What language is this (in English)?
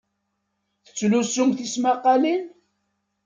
Kabyle